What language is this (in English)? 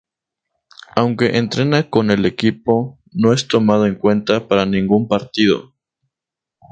Spanish